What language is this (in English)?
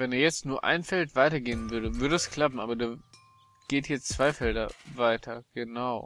German